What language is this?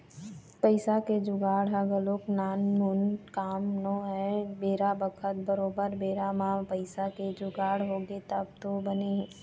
Chhattisgarhi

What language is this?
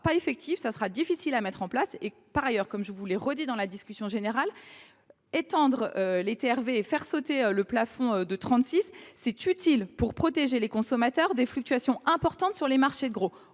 French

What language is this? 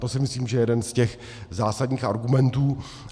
Czech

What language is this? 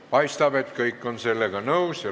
Estonian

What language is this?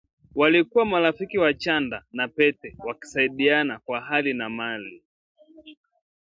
Swahili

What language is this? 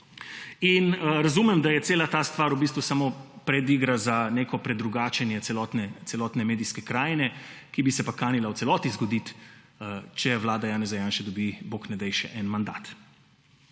Slovenian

